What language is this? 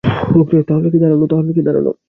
Bangla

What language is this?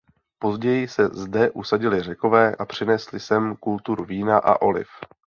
Czech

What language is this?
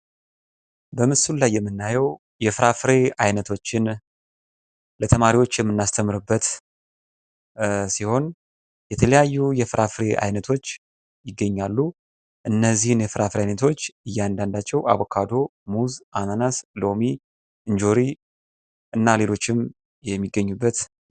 Amharic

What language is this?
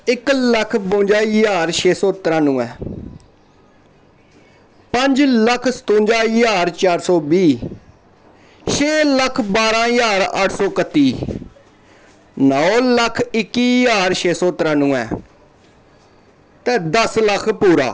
Dogri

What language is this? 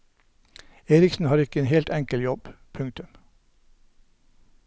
Norwegian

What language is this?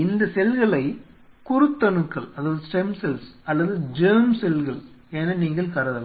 Tamil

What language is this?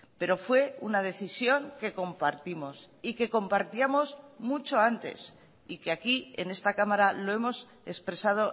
Spanish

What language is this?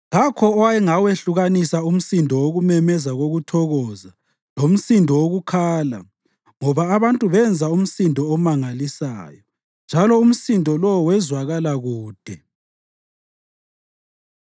North Ndebele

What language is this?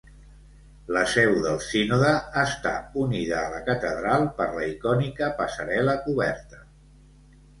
Catalan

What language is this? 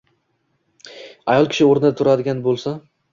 Uzbek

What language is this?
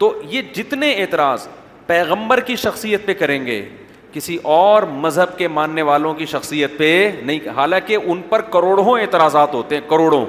Urdu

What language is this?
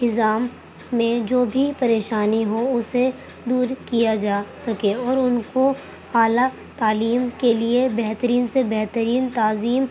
Urdu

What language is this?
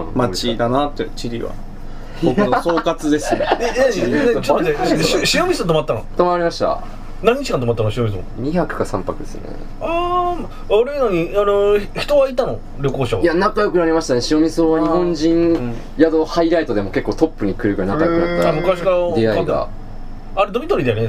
Japanese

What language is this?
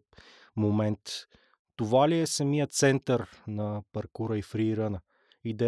Bulgarian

